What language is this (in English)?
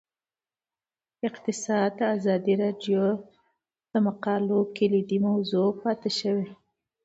Pashto